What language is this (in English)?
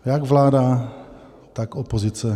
Czech